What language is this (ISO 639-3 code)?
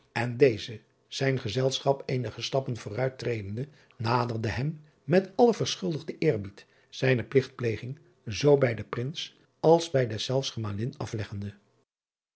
nld